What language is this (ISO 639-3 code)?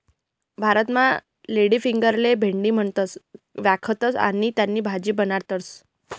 mar